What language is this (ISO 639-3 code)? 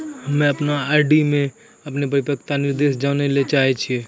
mai